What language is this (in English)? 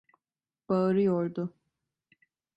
Turkish